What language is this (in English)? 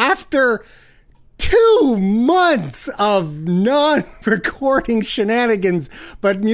English